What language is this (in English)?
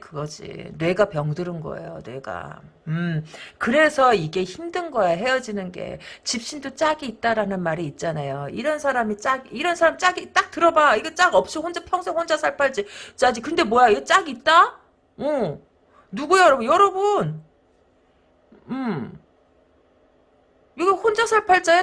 Korean